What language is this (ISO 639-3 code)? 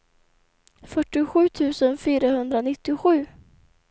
swe